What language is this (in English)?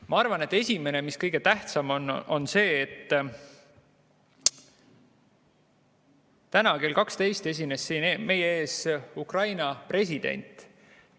Estonian